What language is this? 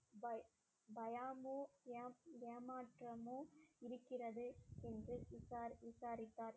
Tamil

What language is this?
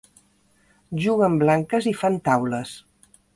Catalan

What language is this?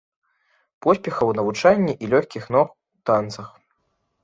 Belarusian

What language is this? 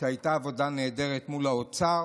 Hebrew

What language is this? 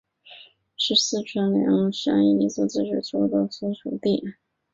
Chinese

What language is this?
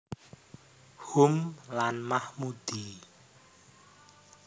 Javanese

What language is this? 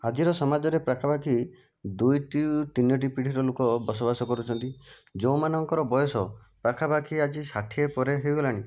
Odia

